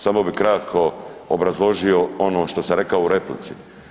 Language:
Croatian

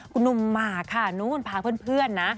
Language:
Thai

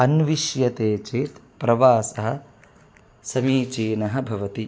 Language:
Sanskrit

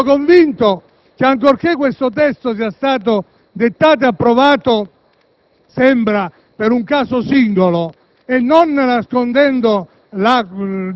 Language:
Italian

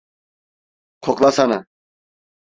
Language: Turkish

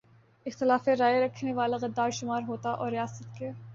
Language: Urdu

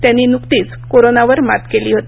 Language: Marathi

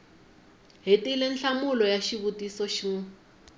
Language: Tsonga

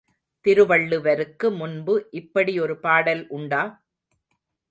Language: Tamil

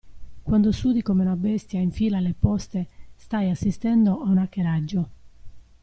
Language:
Italian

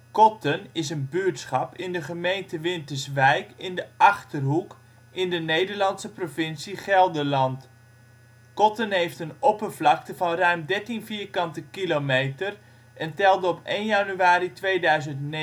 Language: Dutch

